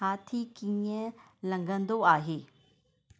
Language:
Sindhi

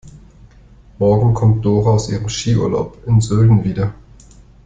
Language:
German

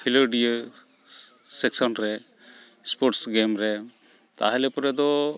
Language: Santali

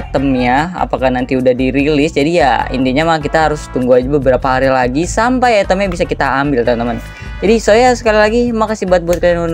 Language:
Indonesian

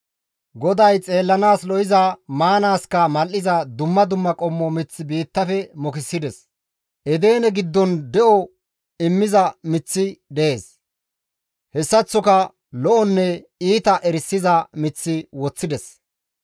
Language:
Gamo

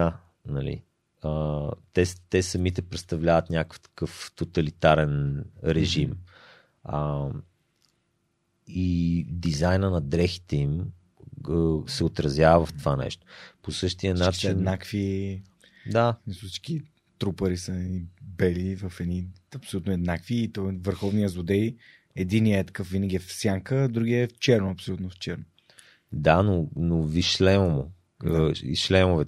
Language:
Bulgarian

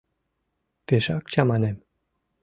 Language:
Mari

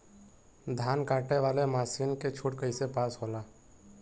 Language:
Bhojpuri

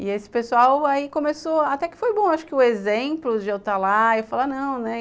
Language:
Portuguese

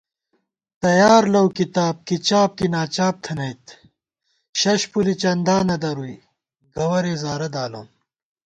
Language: Gawar-Bati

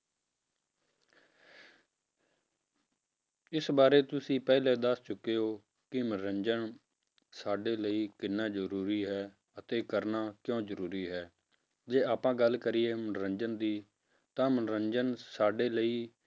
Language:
Punjabi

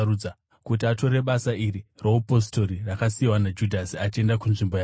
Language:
Shona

